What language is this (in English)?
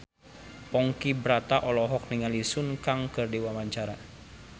Sundanese